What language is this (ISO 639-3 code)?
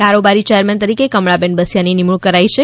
guj